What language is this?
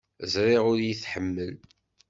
Kabyle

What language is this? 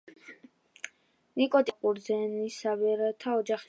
Georgian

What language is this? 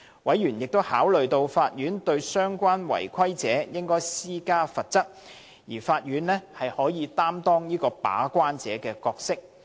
Cantonese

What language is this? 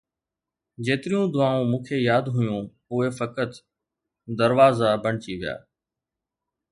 Sindhi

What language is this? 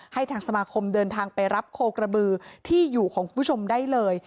Thai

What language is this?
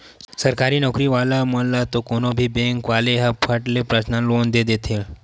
Chhattisgarhi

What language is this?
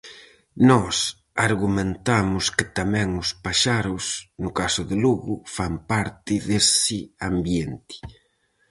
Galician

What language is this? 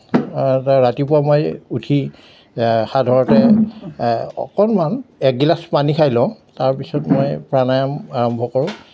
Assamese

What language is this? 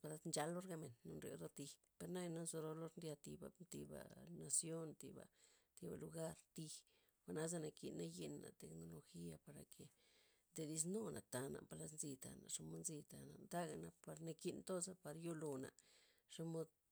Loxicha Zapotec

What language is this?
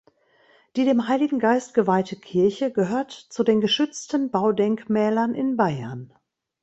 German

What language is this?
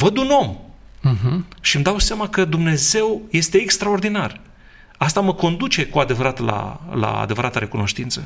Romanian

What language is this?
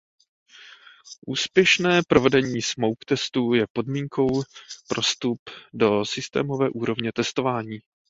Czech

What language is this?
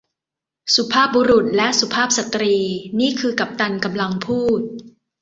Thai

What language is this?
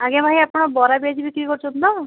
Odia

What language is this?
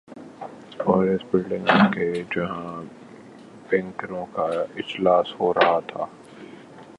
Urdu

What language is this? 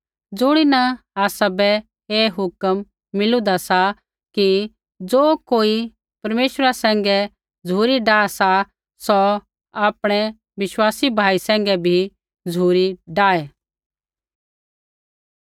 Kullu Pahari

